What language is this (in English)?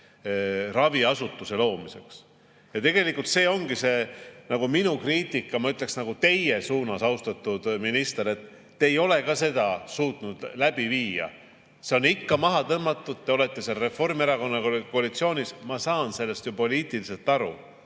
Estonian